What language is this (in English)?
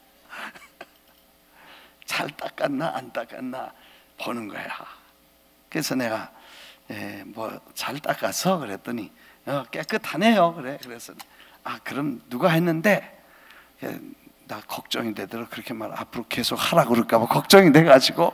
Korean